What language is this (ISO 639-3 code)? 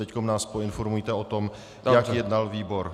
ces